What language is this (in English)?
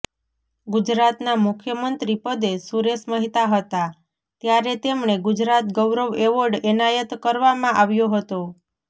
Gujarati